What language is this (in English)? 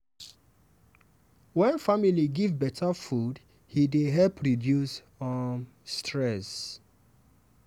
Nigerian Pidgin